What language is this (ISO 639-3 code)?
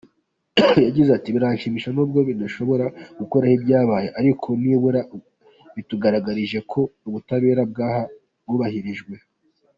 kin